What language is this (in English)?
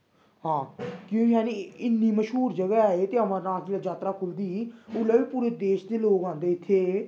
Dogri